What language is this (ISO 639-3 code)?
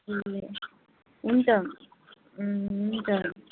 nep